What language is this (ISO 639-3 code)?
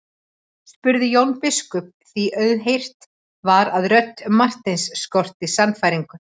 isl